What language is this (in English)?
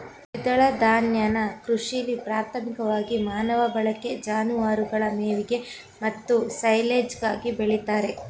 Kannada